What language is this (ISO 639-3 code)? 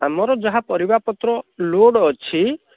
ori